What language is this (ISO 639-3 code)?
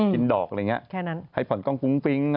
tha